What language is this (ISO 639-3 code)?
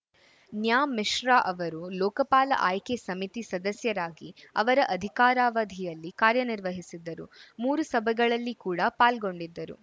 kan